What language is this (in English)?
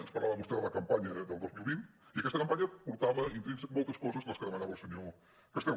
Catalan